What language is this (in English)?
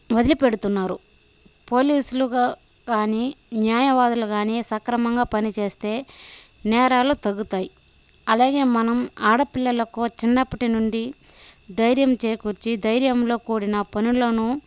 Telugu